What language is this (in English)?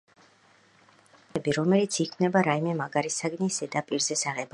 Georgian